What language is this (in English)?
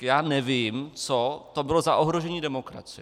Czech